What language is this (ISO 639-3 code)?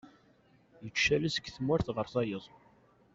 kab